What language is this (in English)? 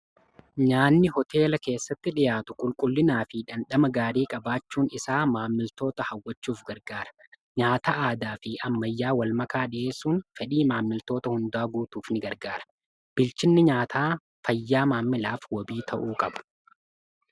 Oromo